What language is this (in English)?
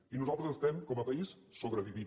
Catalan